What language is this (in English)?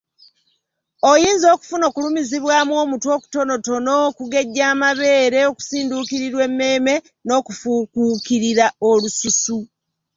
Ganda